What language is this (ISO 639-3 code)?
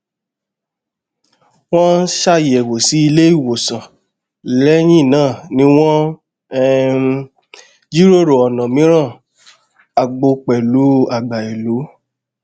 yor